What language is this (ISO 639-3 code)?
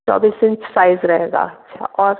hin